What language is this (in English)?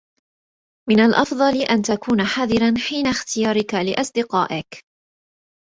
Arabic